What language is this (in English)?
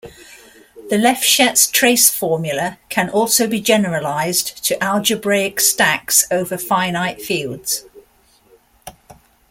English